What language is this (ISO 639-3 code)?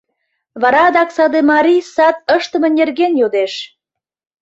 chm